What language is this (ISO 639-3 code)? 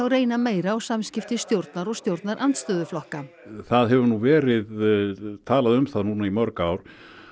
isl